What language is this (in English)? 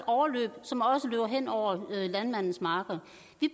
Danish